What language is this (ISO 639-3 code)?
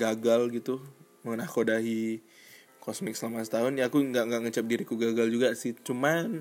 ind